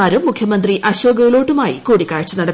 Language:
Malayalam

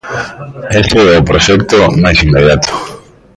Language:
Galician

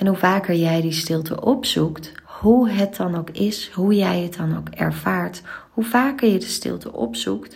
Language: Dutch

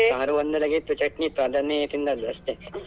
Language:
Kannada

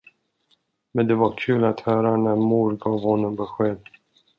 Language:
Swedish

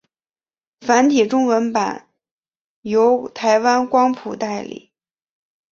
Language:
Chinese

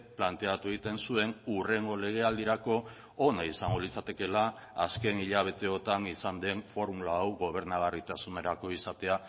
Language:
Basque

